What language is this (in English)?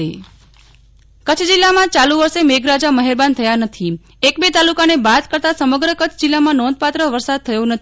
Gujarati